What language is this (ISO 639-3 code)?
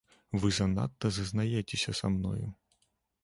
bel